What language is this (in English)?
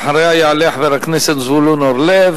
Hebrew